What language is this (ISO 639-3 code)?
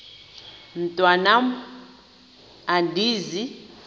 xho